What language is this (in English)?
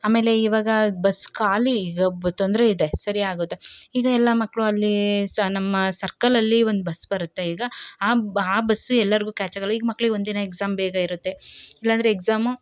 Kannada